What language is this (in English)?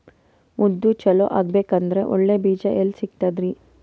Kannada